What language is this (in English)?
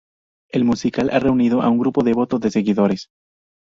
Spanish